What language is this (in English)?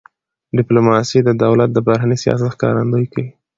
Pashto